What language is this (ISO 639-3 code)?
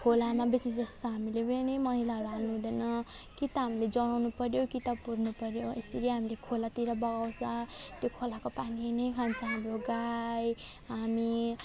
nep